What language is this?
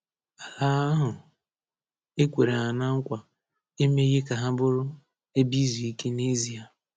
Igbo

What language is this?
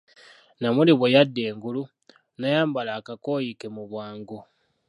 Ganda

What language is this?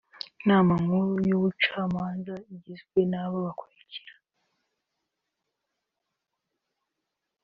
Kinyarwanda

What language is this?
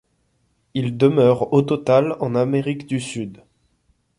French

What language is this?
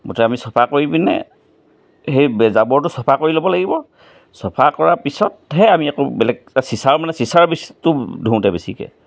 Assamese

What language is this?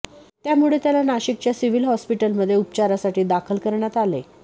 Marathi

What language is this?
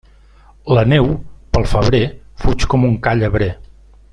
Catalan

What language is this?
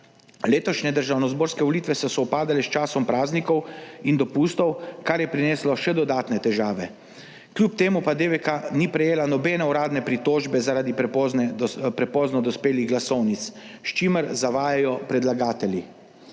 Slovenian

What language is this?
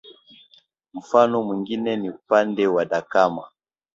Swahili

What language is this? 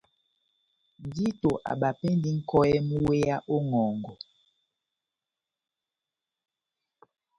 Batanga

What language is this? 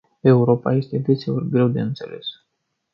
Romanian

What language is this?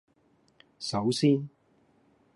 Cantonese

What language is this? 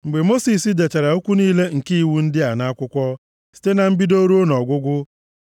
Igbo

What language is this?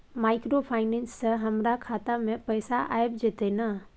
Maithili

